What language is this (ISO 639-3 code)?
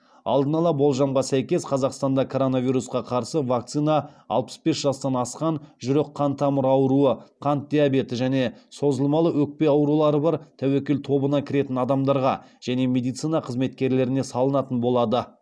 kaz